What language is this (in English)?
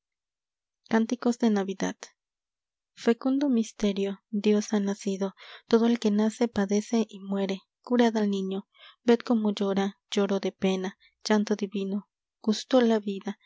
Spanish